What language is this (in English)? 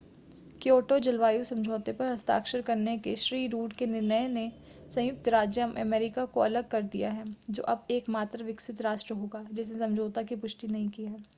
Hindi